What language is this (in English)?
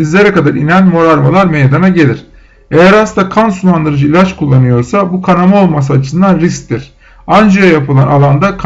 Turkish